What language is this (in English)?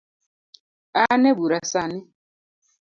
Luo (Kenya and Tanzania)